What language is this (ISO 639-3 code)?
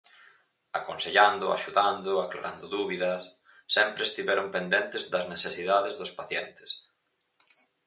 glg